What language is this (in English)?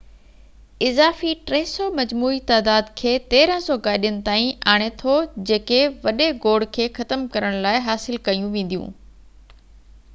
Sindhi